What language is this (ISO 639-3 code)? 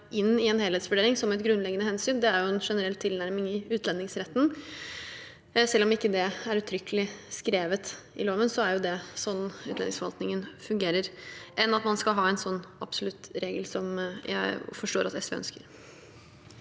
nor